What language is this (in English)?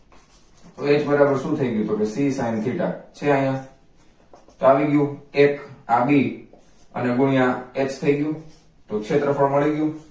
Gujarati